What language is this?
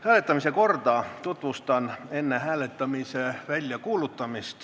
Estonian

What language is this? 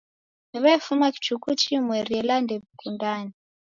Taita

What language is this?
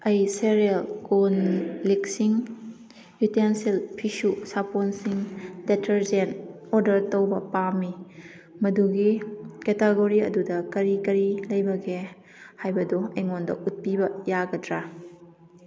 Manipuri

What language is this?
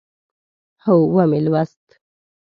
Pashto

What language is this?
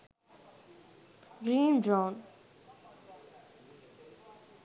Sinhala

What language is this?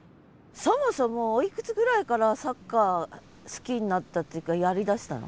Japanese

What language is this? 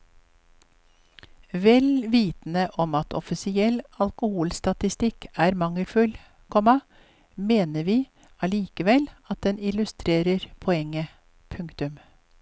Norwegian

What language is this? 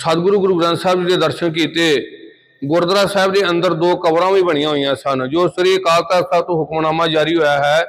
Punjabi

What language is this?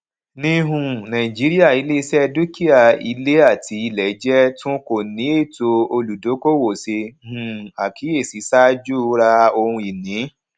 Yoruba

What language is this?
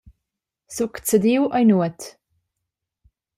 Romansh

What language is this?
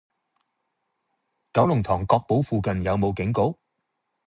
Cantonese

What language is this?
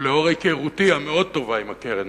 Hebrew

